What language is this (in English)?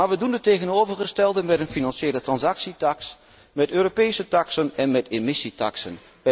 Dutch